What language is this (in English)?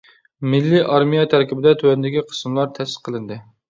Uyghur